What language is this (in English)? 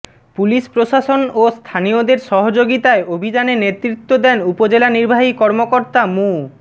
Bangla